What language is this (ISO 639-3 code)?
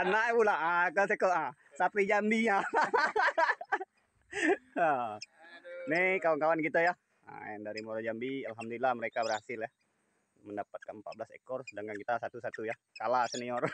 ind